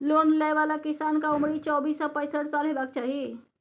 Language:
Maithili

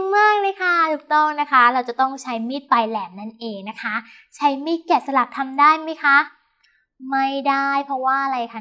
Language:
Thai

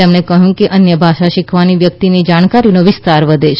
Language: Gujarati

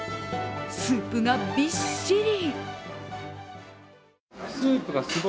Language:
Japanese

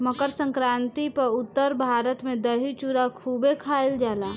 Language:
Bhojpuri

